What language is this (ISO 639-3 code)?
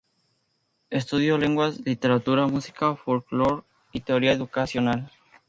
spa